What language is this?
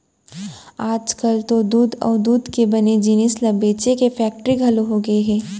Chhattisgarhi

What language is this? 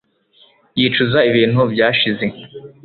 Kinyarwanda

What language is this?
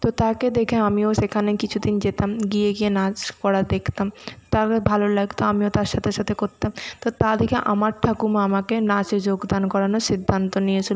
Bangla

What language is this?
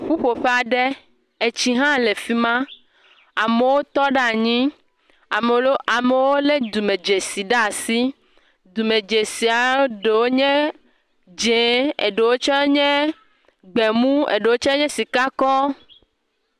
Ewe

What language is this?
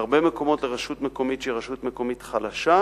Hebrew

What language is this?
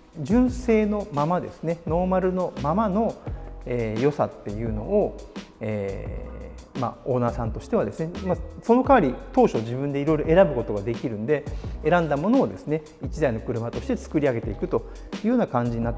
Japanese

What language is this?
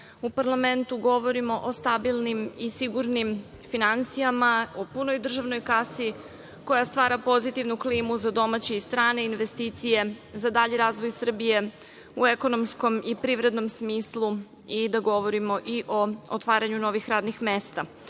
Serbian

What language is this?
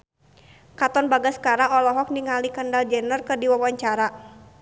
Sundanese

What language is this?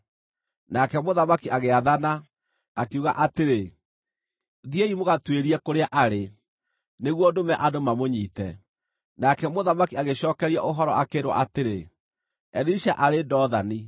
Kikuyu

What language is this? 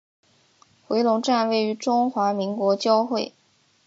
Chinese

